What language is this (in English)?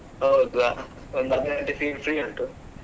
Kannada